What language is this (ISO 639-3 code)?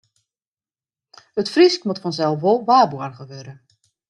fry